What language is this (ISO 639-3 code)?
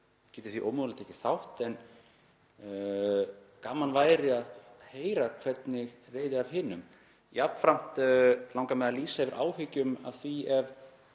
isl